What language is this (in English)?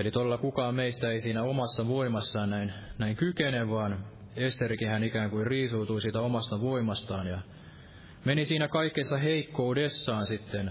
Finnish